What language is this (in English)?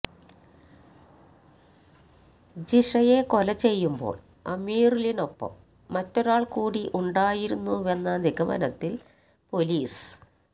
Malayalam